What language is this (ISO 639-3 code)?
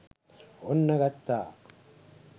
sin